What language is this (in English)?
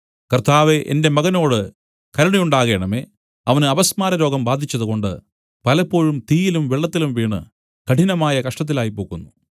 Malayalam